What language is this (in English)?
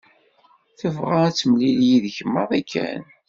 Kabyle